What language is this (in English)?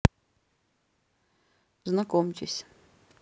Russian